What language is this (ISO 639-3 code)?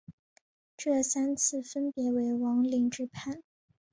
zho